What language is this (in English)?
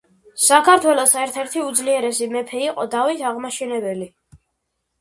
Georgian